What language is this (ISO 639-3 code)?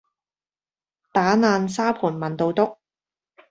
yue